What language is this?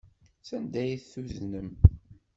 Kabyle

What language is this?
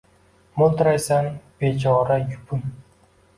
Uzbek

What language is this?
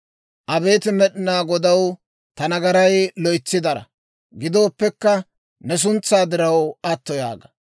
Dawro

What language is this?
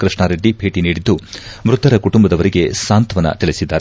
Kannada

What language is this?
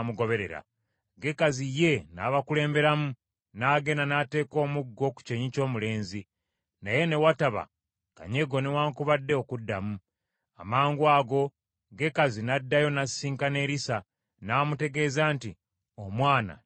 Ganda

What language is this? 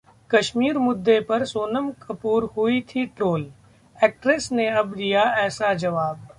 Hindi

